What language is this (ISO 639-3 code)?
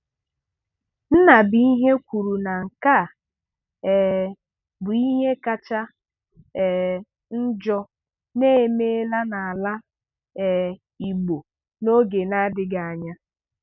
ibo